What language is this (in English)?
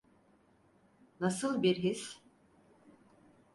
Turkish